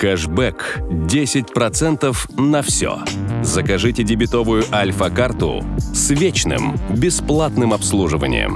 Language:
Russian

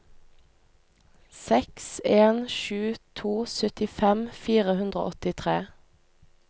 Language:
Norwegian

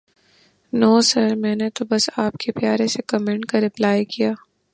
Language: Urdu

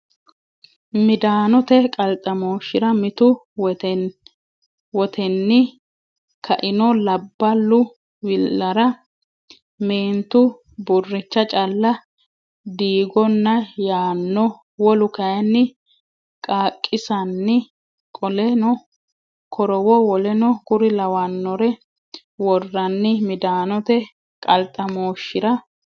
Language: Sidamo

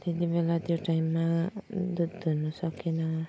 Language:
Nepali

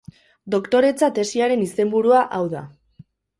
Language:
Basque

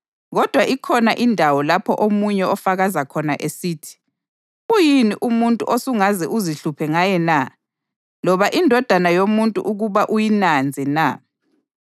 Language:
North Ndebele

